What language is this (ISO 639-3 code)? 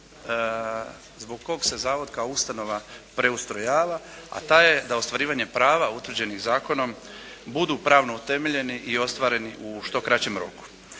hrv